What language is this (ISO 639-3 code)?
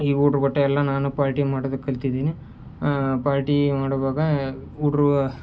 kan